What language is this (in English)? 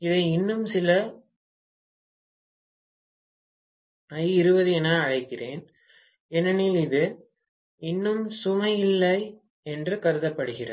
Tamil